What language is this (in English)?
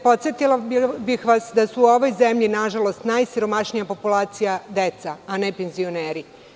Serbian